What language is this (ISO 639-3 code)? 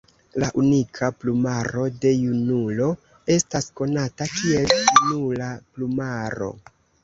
epo